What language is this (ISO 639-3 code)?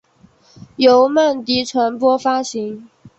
zho